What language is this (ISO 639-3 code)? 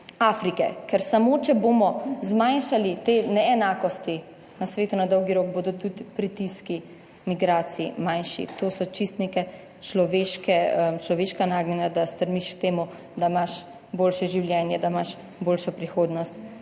slv